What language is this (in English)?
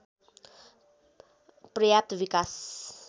Nepali